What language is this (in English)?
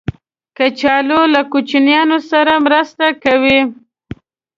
Pashto